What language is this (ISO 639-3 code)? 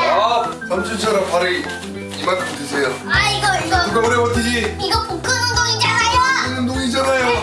kor